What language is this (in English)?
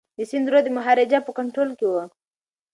Pashto